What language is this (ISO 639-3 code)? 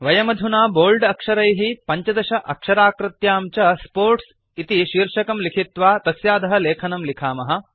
san